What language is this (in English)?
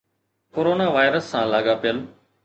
Sindhi